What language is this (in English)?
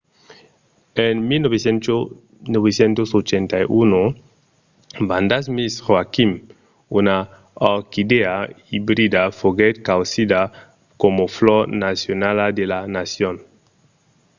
Occitan